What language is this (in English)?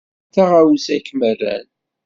Kabyle